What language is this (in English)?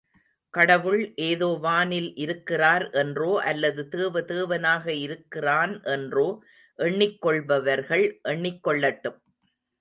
Tamil